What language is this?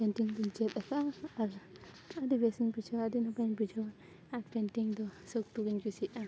Santali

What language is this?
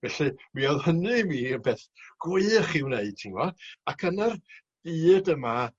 Welsh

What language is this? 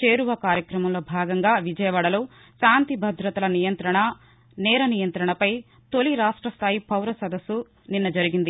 Telugu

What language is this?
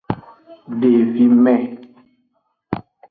Aja (Benin)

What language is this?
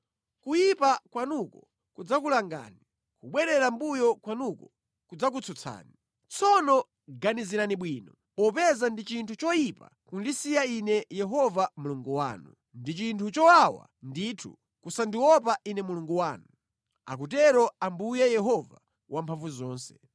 Nyanja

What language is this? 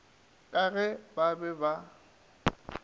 Northern Sotho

